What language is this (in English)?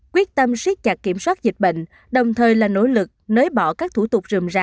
Vietnamese